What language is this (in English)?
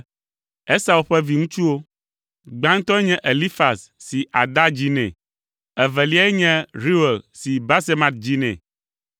Ewe